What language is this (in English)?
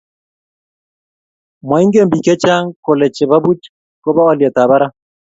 Kalenjin